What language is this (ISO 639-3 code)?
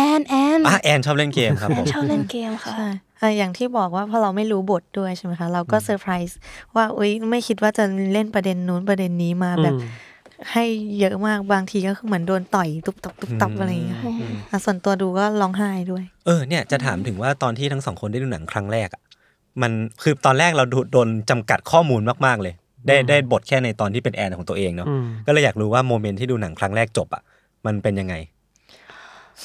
tha